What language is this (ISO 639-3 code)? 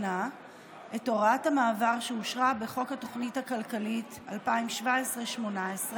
heb